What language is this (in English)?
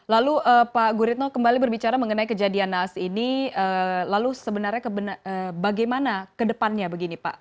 Indonesian